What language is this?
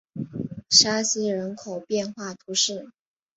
Chinese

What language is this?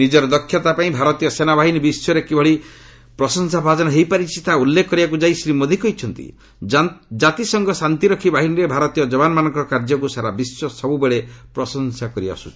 Odia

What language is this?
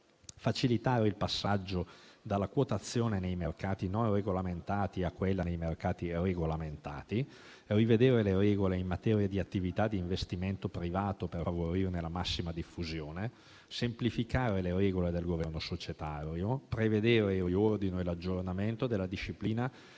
Italian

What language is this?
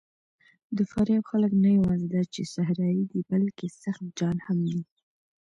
Pashto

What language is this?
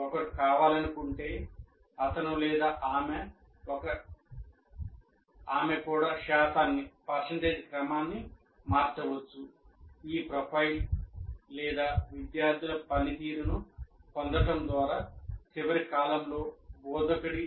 Telugu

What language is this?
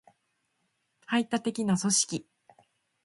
Japanese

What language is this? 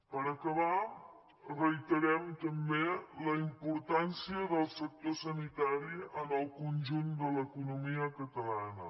Catalan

